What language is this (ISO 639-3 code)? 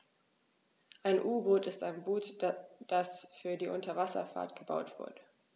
deu